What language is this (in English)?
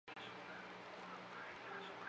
Chinese